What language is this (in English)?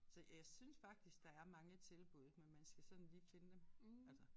Danish